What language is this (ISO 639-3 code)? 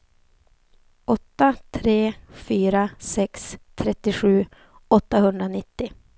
swe